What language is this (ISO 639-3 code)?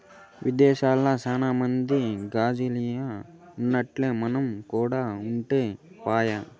tel